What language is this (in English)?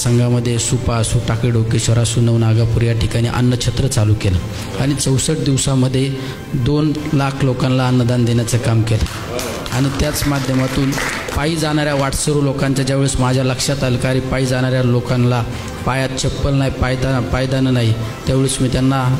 Indonesian